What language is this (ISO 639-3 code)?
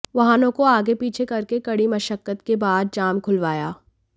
hin